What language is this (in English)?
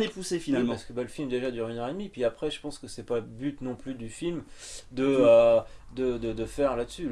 French